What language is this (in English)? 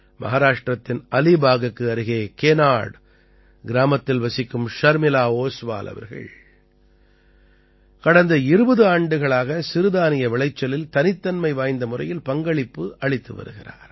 Tamil